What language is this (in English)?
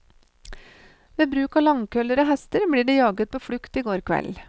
Norwegian